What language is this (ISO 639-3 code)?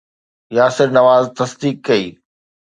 snd